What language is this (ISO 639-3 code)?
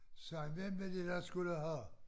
dan